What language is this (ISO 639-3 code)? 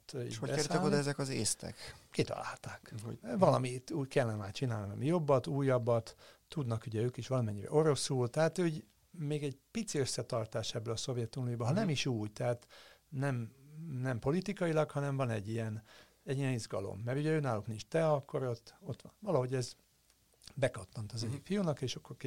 hun